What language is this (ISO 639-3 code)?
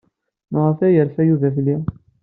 kab